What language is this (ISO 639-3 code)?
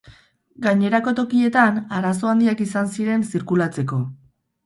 eus